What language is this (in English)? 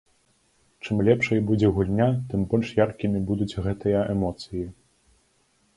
Belarusian